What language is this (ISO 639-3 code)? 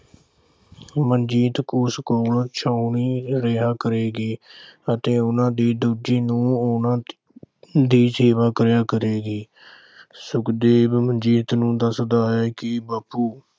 pan